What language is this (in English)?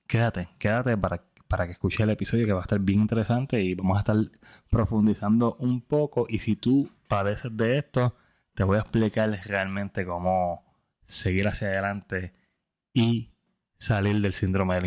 Spanish